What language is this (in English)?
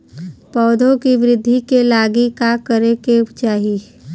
Bhojpuri